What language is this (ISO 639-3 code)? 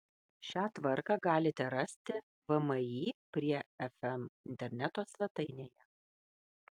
lit